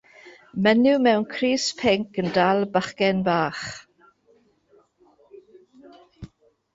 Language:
Welsh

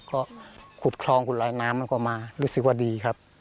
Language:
Thai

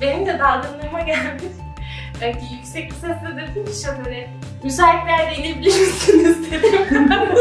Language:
Turkish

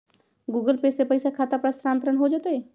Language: Magahi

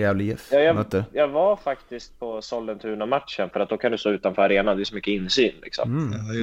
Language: Swedish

